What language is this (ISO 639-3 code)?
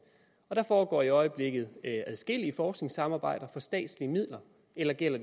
dan